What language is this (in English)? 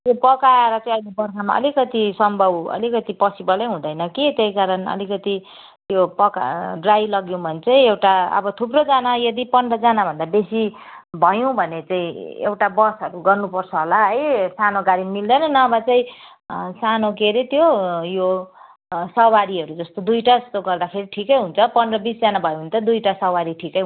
Nepali